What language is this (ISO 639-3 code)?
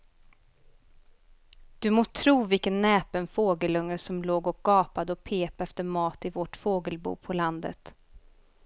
swe